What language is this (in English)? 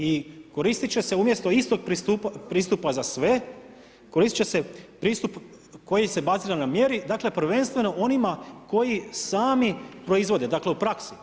Croatian